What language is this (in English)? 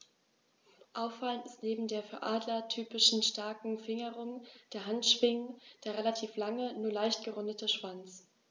German